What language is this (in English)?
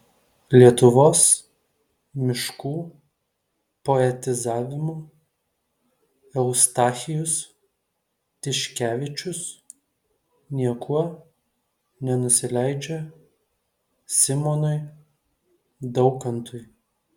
Lithuanian